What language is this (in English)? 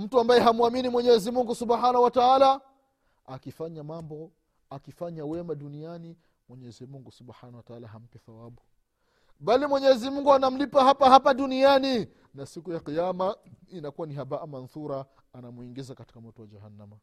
Swahili